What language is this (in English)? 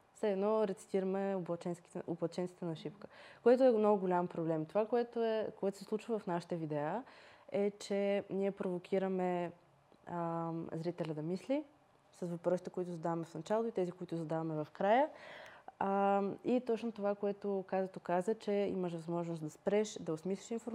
Bulgarian